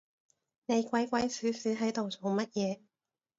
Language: Cantonese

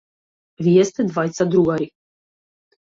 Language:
Macedonian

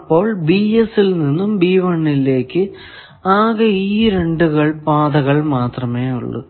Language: Malayalam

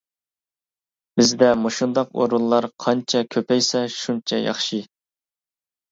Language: Uyghur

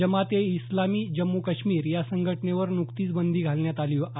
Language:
Marathi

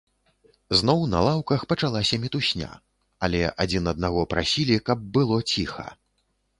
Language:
Belarusian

